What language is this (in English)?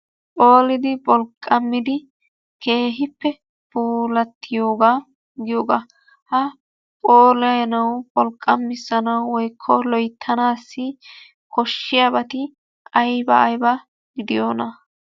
Wolaytta